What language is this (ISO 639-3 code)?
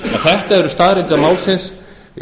isl